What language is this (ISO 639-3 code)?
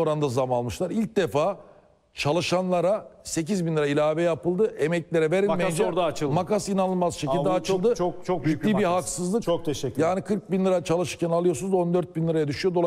tur